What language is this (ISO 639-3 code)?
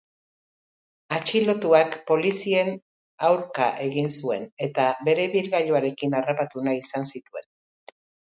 eus